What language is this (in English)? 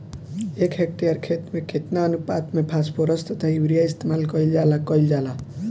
Bhojpuri